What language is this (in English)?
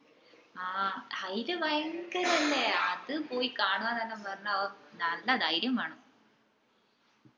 Malayalam